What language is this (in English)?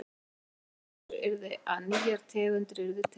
Icelandic